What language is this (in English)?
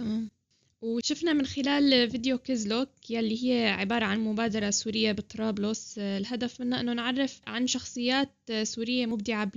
Arabic